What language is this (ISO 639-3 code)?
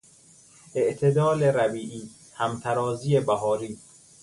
fas